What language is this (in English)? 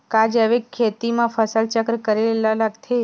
Chhattisgarhi